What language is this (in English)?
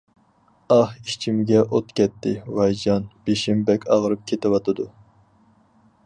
Uyghur